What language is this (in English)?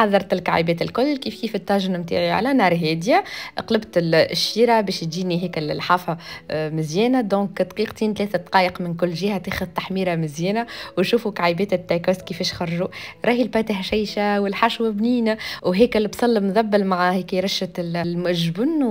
Arabic